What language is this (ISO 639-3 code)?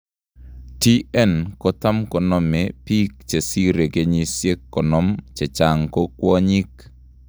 kln